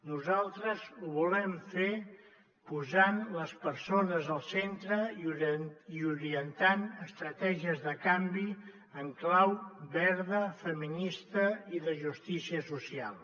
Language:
Catalan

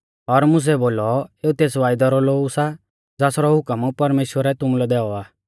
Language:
Mahasu Pahari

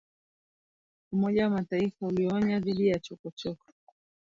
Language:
Swahili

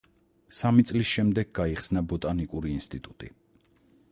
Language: Georgian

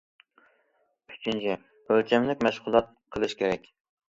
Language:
Uyghur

